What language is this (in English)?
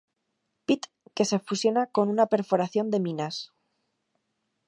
Spanish